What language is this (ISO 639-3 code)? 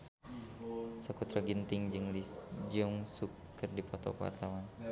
sun